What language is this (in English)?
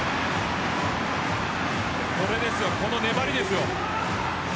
Japanese